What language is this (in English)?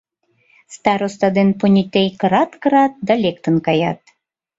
Mari